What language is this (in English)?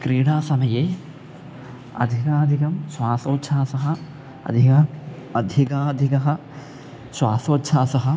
Sanskrit